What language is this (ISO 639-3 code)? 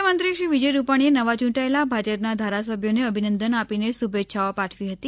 guj